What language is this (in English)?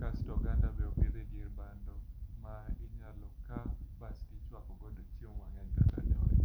Luo (Kenya and Tanzania)